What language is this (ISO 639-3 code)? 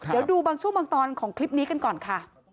tha